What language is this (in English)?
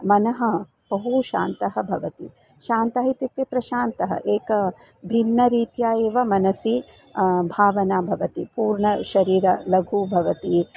Sanskrit